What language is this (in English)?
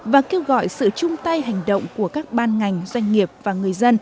Vietnamese